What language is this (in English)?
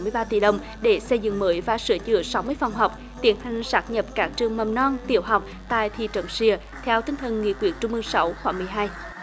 Vietnamese